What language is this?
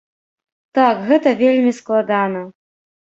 Belarusian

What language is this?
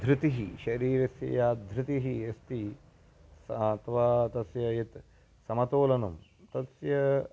Sanskrit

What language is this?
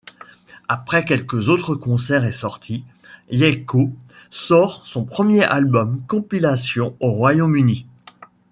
French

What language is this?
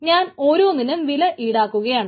Malayalam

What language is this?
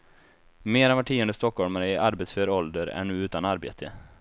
Swedish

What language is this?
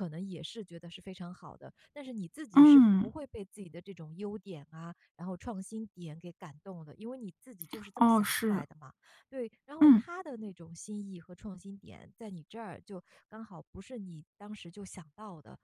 Chinese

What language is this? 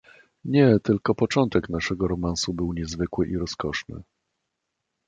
Polish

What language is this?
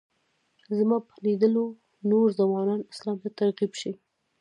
Pashto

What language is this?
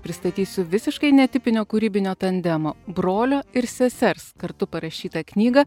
Lithuanian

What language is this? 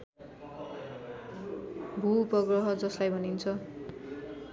Nepali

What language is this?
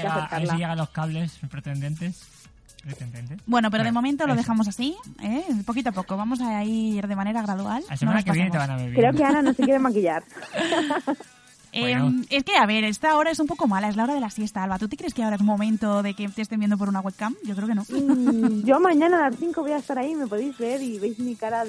Spanish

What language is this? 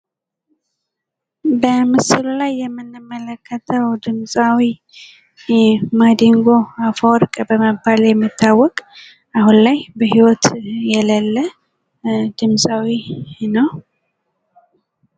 Amharic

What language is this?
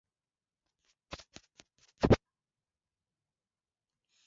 Swahili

